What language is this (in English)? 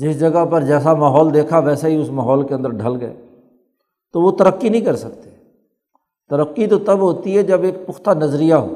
Urdu